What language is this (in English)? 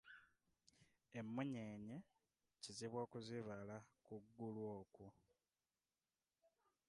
Ganda